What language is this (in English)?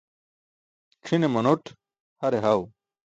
Burushaski